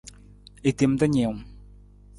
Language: Nawdm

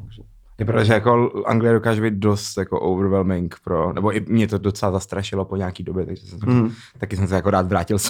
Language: Czech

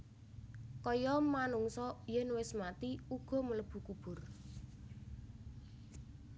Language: Javanese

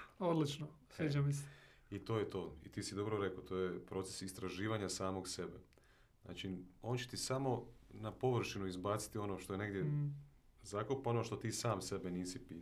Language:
Croatian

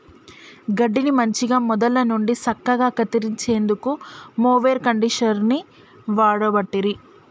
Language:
Telugu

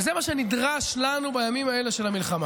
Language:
Hebrew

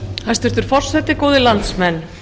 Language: Icelandic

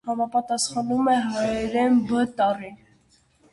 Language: Armenian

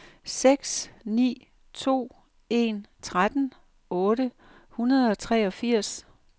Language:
Danish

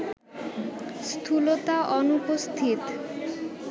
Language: Bangla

